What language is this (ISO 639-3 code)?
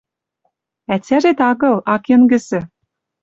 mrj